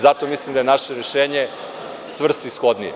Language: Serbian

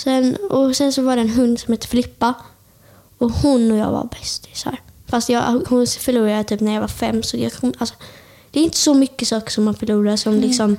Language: Swedish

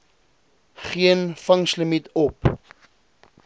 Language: Afrikaans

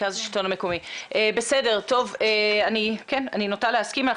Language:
Hebrew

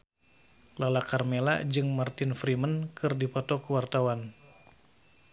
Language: Sundanese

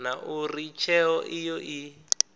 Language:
Venda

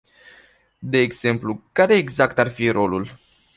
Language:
Romanian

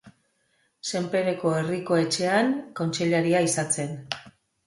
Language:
Basque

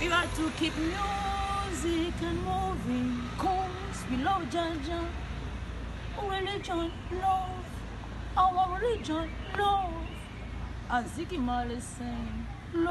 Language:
Thai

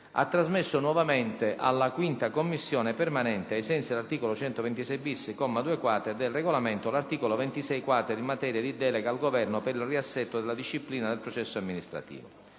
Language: Italian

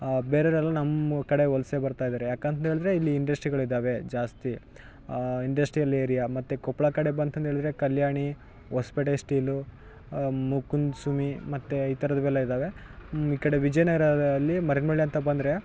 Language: Kannada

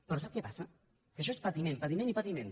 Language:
Catalan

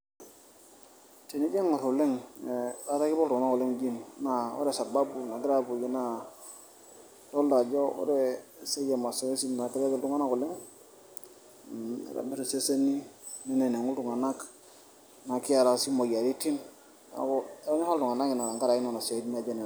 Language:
Masai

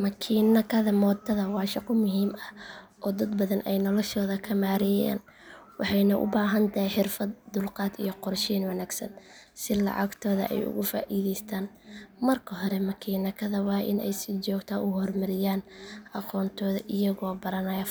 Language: Somali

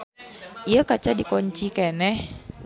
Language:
Sundanese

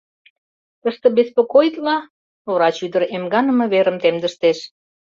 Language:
Mari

